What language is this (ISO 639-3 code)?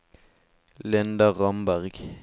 nor